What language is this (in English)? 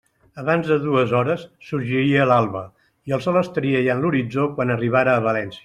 Catalan